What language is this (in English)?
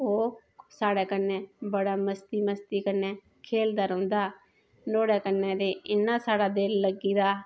Dogri